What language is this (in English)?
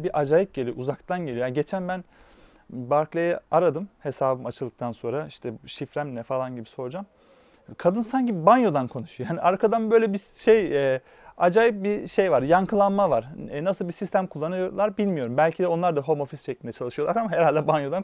Turkish